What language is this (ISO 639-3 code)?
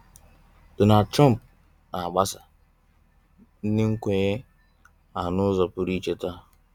ibo